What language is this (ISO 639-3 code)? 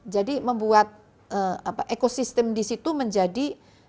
ind